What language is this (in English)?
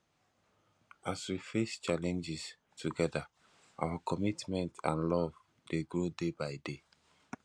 Nigerian Pidgin